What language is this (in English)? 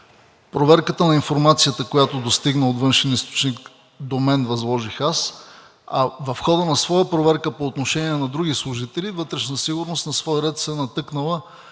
Bulgarian